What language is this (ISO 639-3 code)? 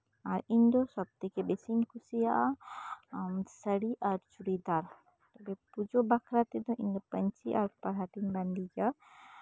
sat